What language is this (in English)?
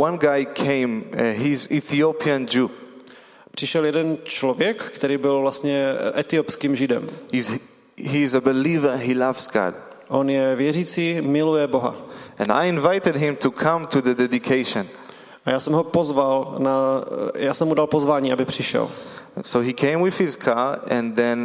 Czech